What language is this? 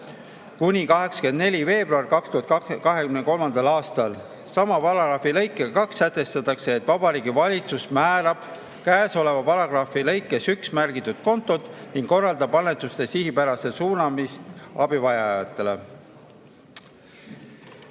Estonian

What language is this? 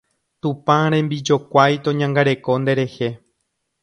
Guarani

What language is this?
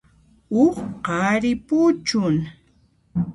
Puno Quechua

